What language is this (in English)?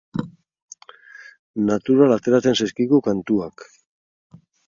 Basque